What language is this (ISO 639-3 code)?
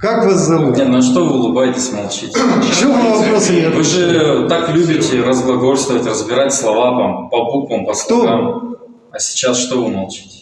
rus